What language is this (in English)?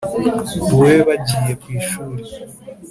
Kinyarwanda